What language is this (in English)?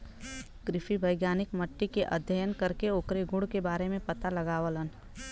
Bhojpuri